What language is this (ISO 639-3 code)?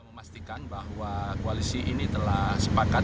ind